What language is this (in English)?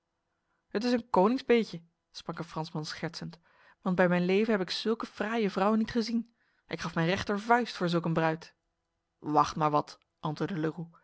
Dutch